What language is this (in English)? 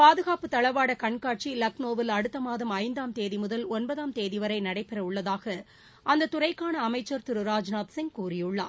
Tamil